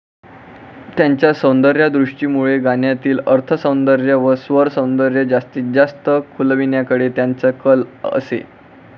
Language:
Marathi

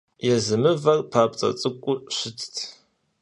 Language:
Kabardian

